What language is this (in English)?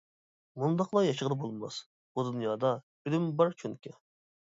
Uyghur